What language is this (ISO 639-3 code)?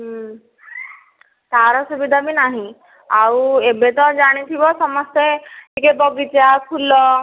ori